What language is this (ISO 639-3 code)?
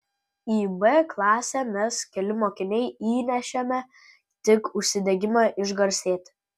lit